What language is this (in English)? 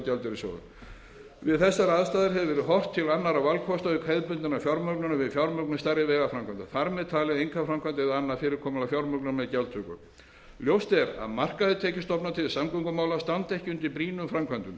Icelandic